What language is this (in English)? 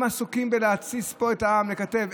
Hebrew